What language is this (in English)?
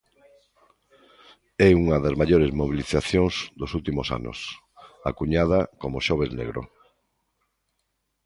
Galician